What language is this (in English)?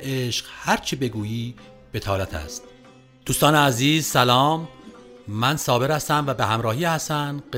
Persian